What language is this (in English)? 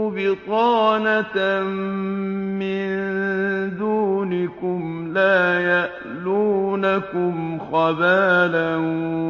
Arabic